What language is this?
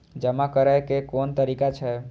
Maithili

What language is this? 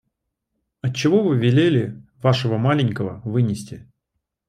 Russian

